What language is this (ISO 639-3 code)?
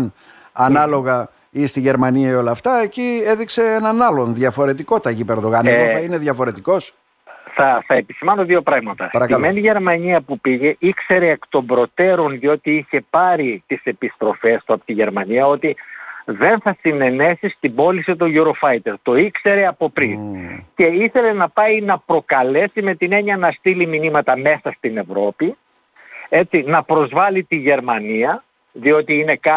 ell